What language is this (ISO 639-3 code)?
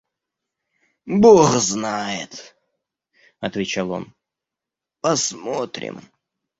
rus